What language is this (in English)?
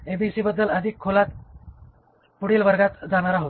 Marathi